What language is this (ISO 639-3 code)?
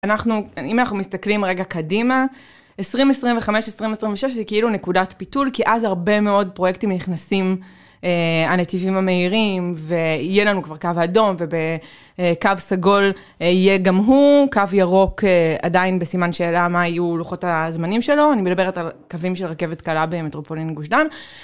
heb